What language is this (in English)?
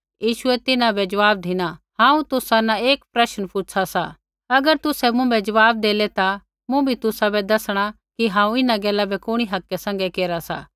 Kullu Pahari